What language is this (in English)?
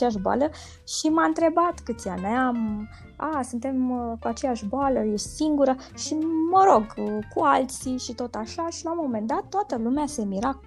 Romanian